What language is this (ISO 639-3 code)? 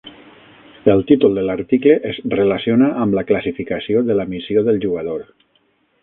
cat